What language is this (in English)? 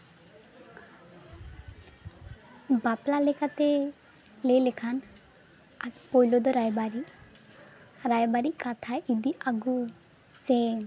Santali